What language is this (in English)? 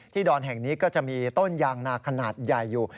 Thai